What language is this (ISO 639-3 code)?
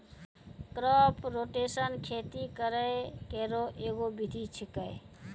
mai